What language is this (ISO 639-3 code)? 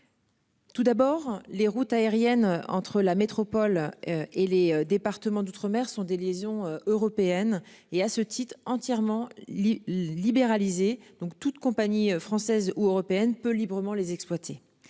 fra